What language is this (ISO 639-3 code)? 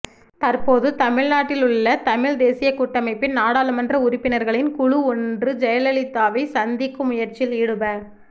tam